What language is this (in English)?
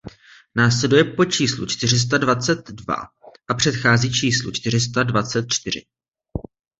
Czech